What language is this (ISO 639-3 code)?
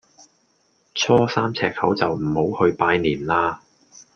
yue